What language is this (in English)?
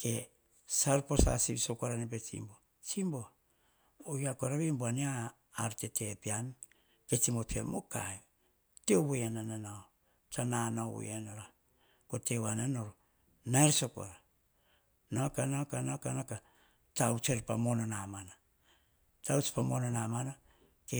Hahon